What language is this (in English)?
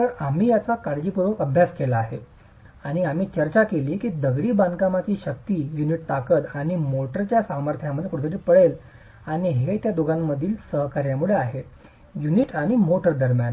Marathi